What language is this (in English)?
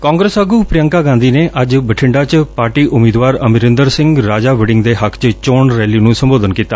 Punjabi